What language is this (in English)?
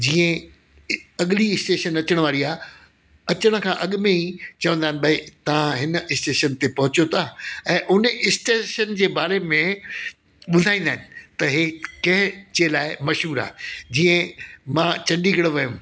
Sindhi